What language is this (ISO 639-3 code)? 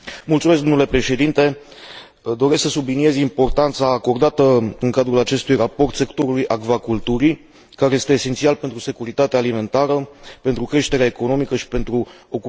ron